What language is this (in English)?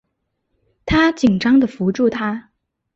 Chinese